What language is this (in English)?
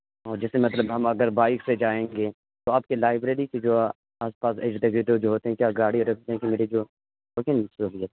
Urdu